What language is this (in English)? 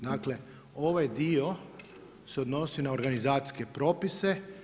Croatian